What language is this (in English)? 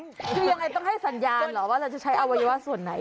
Thai